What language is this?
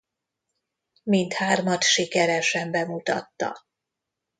Hungarian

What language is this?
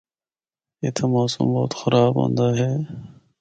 Northern Hindko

